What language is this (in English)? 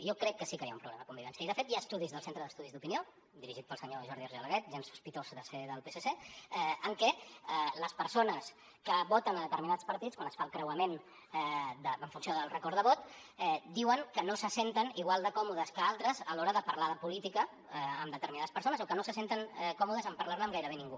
Catalan